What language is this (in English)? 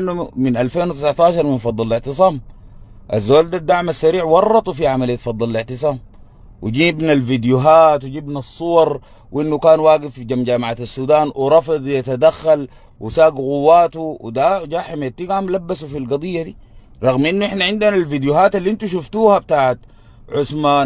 Arabic